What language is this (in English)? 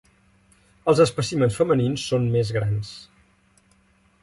Catalan